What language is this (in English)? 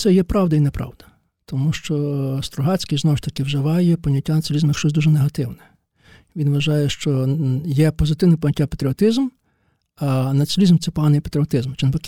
Ukrainian